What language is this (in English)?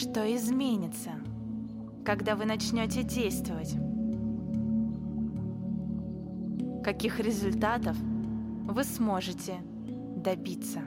Russian